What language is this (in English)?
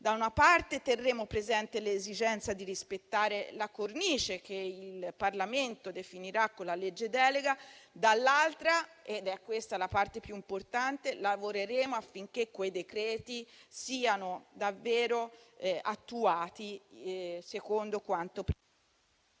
Italian